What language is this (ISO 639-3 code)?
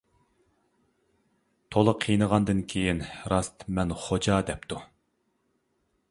uig